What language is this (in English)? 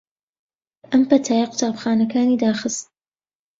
Central Kurdish